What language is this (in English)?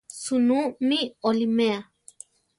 Central Tarahumara